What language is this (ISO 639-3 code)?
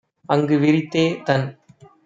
tam